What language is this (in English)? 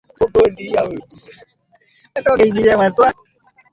Swahili